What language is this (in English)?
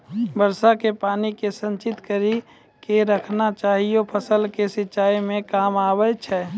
Maithili